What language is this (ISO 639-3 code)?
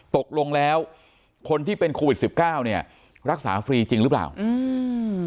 tha